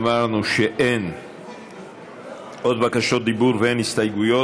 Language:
Hebrew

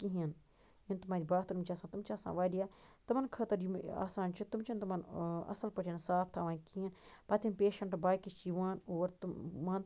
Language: Kashmiri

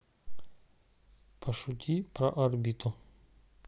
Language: Russian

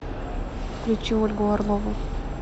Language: Russian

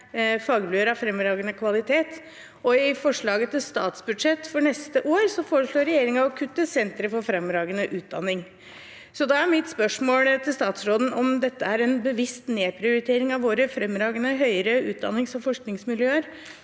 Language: Norwegian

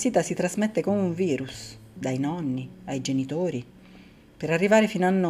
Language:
Italian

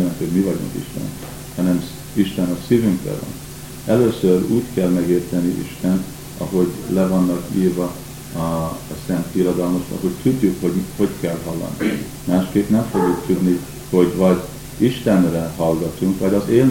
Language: Hungarian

